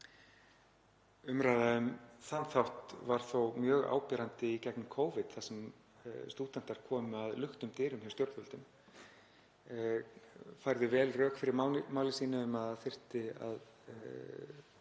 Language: Icelandic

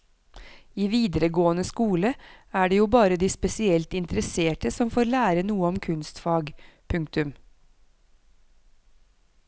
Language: Norwegian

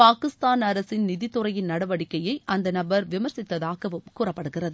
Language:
Tamil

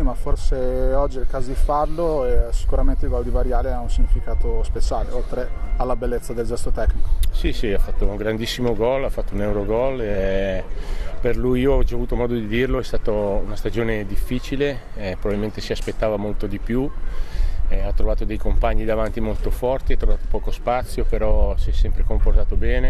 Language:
Italian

